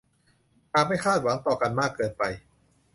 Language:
Thai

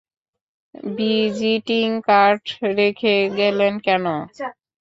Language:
Bangla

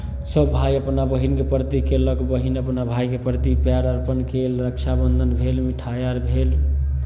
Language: Maithili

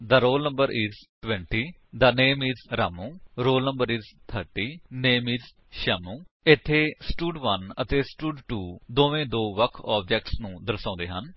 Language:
Punjabi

